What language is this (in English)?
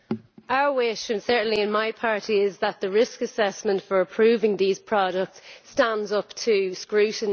English